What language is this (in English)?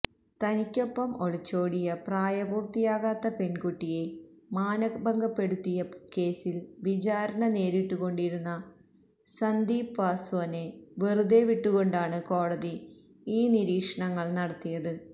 Malayalam